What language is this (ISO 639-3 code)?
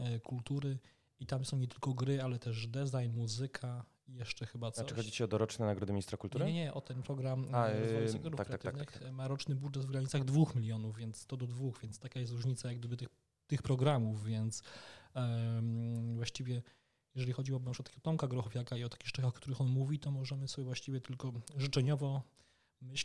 pol